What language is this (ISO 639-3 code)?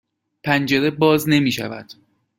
fas